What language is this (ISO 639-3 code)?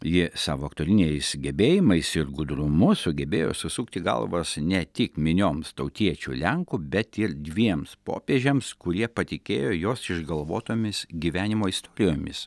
lit